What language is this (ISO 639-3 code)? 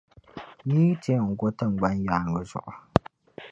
dag